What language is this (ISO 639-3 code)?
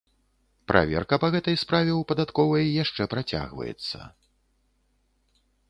bel